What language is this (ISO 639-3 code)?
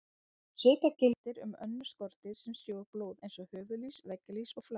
isl